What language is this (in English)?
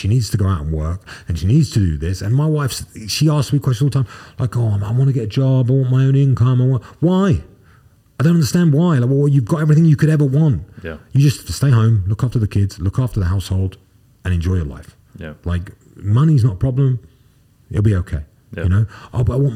English